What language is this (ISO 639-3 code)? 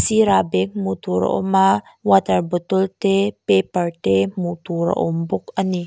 lus